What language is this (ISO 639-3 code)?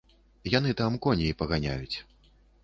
bel